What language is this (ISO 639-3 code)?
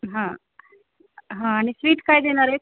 mar